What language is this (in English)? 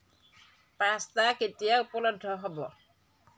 Assamese